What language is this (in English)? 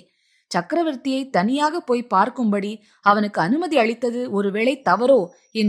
Tamil